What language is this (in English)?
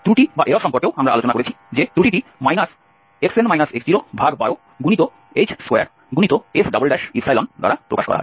Bangla